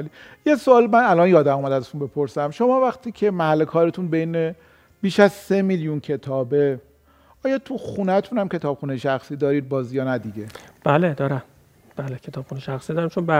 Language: Persian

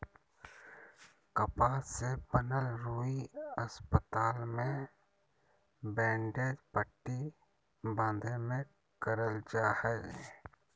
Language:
Magahi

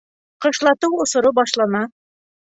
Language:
Bashkir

